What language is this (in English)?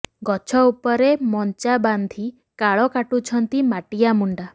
Odia